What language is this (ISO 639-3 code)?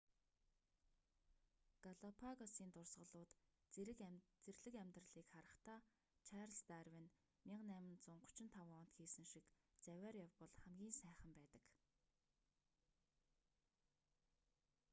mon